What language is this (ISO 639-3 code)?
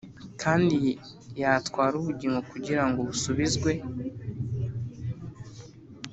kin